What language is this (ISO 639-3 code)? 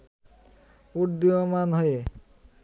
ben